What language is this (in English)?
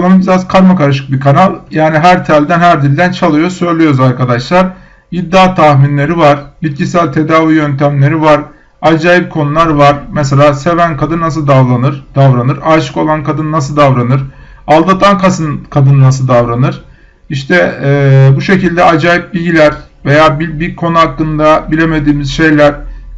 Turkish